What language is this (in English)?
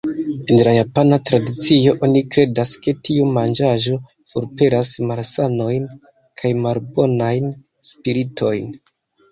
Esperanto